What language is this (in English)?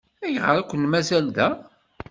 Kabyle